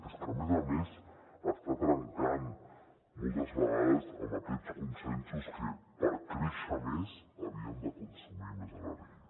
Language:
Catalan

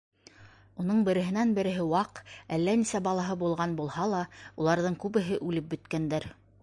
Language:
Bashkir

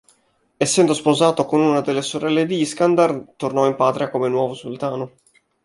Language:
Italian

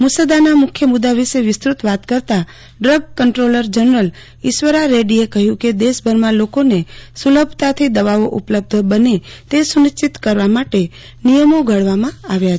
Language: Gujarati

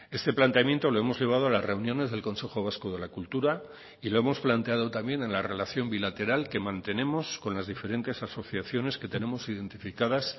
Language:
Spanish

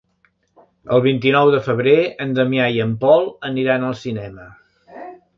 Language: Catalan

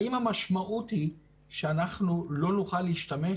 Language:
Hebrew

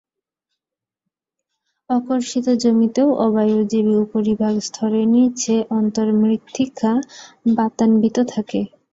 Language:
Bangla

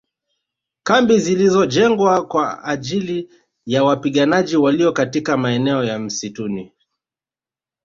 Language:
Swahili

